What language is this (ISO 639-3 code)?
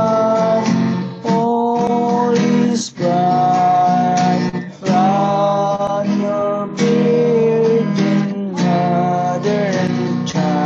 fil